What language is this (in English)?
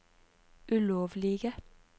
Norwegian